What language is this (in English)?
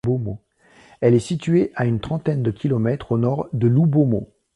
French